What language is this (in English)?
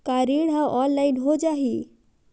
Chhattisgarhi